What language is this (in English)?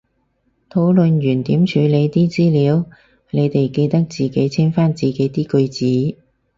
Cantonese